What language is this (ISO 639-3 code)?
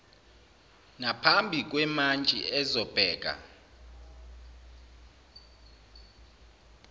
zul